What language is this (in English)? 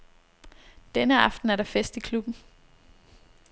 Danish